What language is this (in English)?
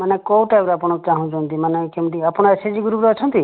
Odia